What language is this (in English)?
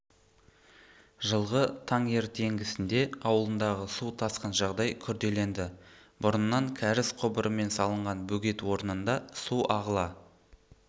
Kazakh